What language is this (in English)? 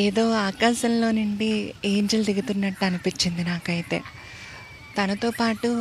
Telugu